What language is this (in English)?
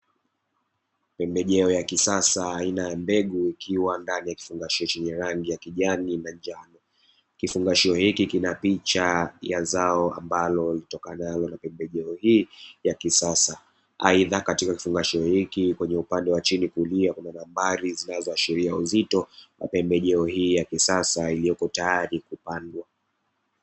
Swahili